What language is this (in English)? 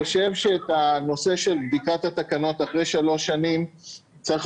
Hebrew